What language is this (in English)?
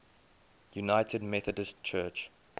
English